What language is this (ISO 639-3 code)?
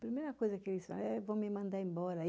por